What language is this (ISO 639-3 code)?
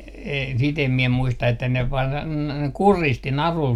fin